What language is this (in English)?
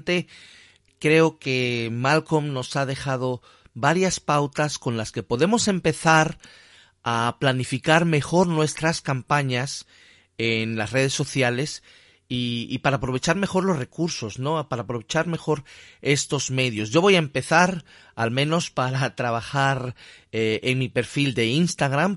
Spanish